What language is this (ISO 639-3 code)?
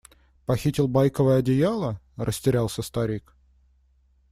rus